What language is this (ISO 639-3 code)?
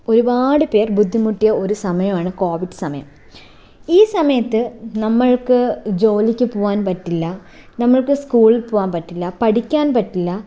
mal